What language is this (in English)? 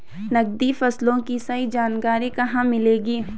Hindi